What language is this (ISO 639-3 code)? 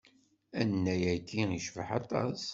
kab